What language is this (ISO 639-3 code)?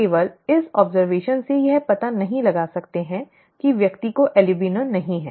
hin